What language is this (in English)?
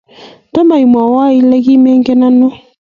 Kalenjin